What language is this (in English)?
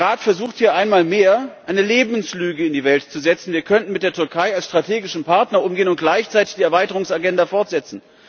German